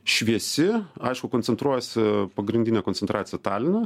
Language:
Lithuanian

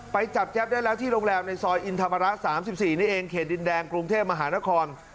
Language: Thai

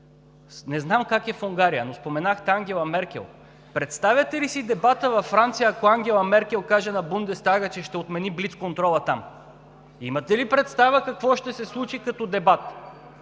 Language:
Bulgarian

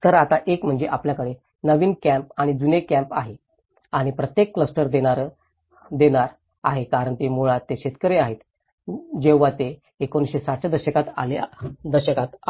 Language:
Marathi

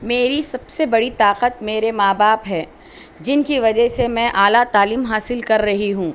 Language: Urdu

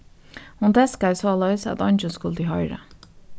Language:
Faroese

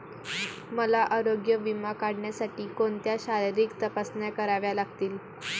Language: Marathi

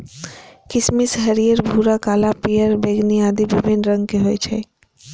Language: Maithili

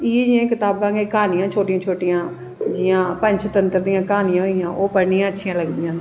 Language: Dogri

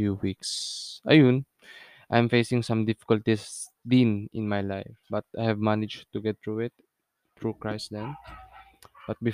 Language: Filipino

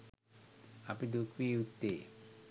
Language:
Sinhala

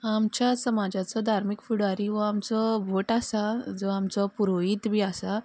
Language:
Konkani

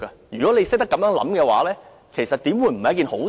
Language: Cantonese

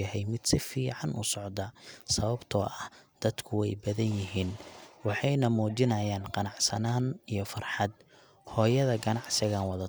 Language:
Somali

